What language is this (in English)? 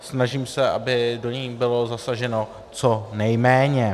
Czech